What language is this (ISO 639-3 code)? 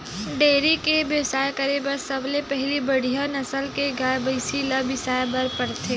hne